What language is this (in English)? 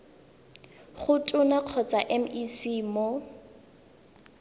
Tswana